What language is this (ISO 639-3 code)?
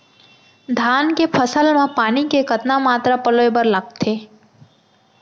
hne